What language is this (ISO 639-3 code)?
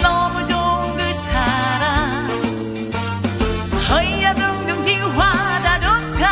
kor